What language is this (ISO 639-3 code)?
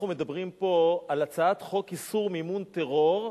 heb